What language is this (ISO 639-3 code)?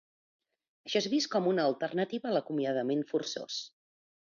cat